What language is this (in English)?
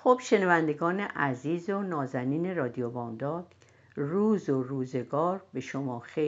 Persian